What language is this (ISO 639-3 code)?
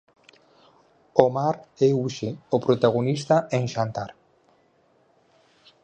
glg